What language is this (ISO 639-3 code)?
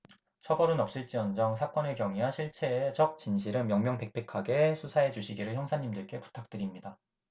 kor